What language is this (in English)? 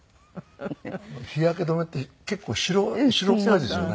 Japanese